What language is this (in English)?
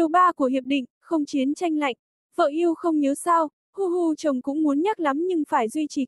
Vietnamese